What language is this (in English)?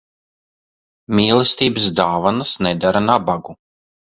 Latvian